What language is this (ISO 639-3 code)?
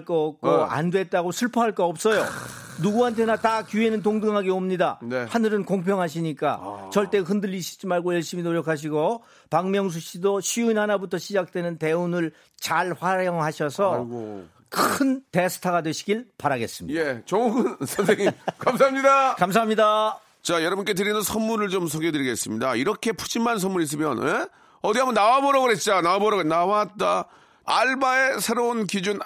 kor